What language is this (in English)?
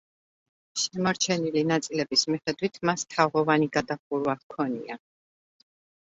Georgian